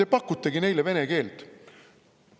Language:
Estonian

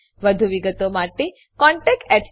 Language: Gujarati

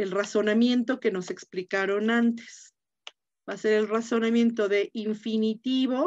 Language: Spanish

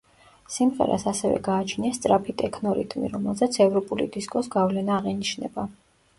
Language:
Georgian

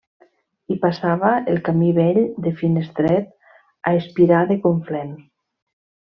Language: Catalan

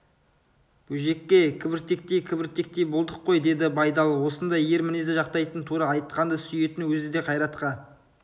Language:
Kazakh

